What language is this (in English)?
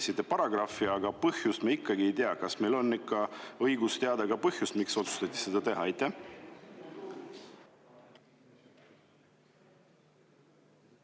Estonian